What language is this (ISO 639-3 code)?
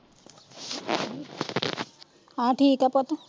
pan